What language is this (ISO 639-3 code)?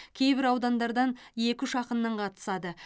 kaz